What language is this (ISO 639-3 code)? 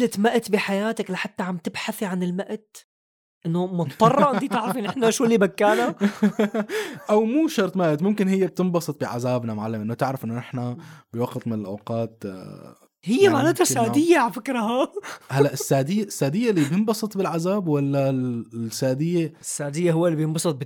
ara